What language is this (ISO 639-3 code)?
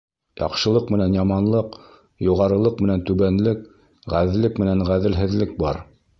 bak